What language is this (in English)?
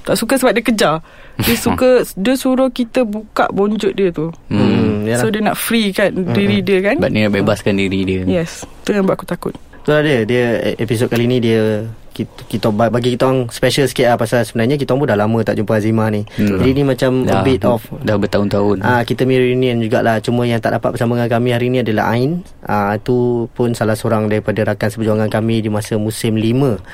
Malay